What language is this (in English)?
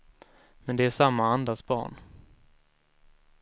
Swedish